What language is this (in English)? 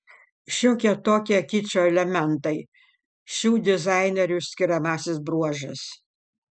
Lithuanian